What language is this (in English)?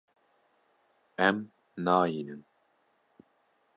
Kurdish